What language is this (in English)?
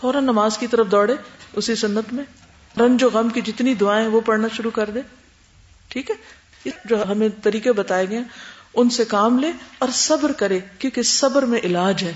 Urdu